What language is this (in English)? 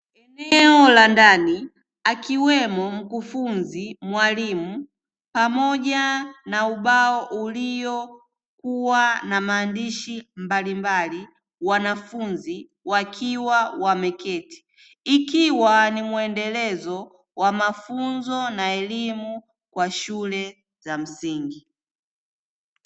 Swahili